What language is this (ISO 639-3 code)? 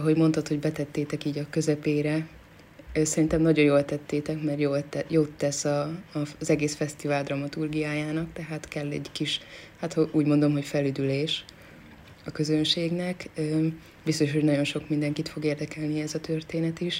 hun